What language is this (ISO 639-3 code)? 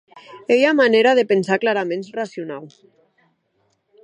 oci